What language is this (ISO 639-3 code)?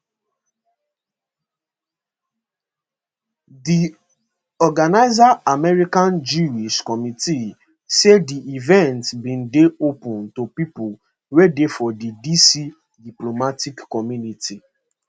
pcm